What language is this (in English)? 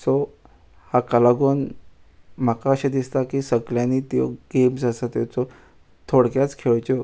Konkani